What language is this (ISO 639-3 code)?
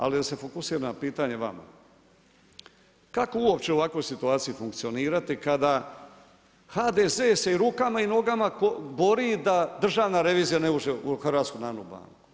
hrv